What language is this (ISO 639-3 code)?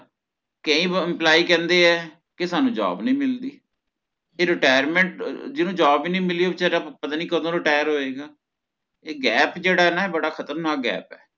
pan